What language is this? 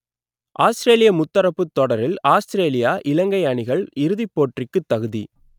Tamil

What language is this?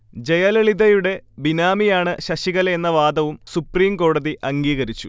Malayalam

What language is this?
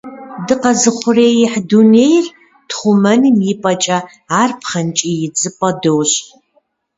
Kabardian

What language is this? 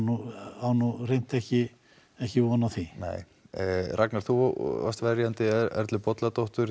Icelandic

